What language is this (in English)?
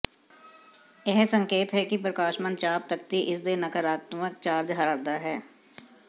Punjabi